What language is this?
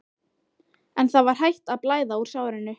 Icelandic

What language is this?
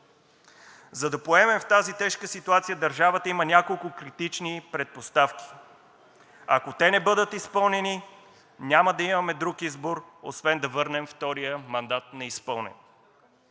Bulgarian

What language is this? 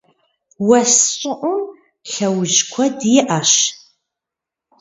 Kabardian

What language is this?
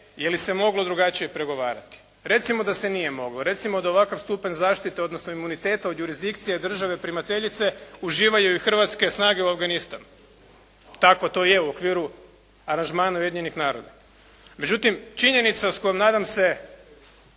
Croatian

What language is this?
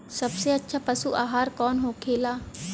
Bhojpuri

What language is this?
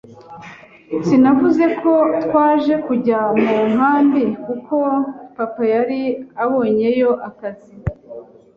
Kinyarwanda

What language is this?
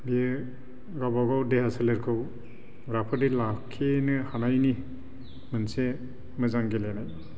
Bodo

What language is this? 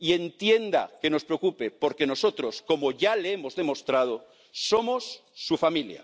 Spanish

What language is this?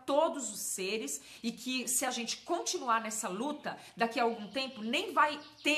Portuguese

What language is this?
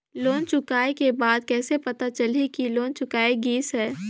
Chhattisgarhi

